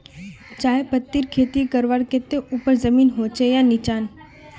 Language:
Magahi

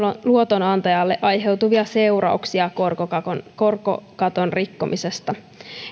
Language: Finnish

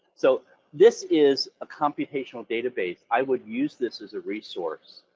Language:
English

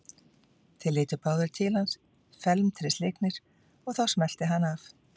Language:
Icelandic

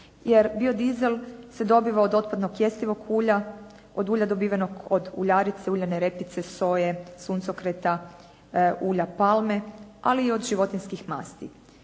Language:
Croatian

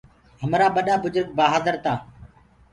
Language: Gurgula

